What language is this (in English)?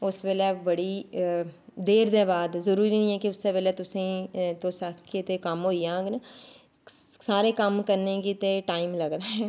Dogri